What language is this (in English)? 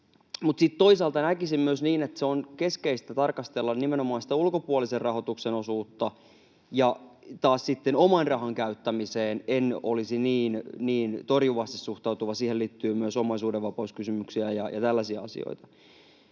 Finnish